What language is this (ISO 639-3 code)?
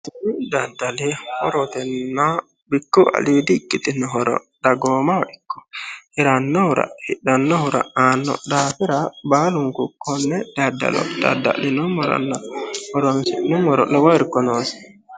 sid